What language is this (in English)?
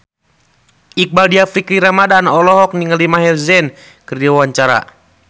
Sundanese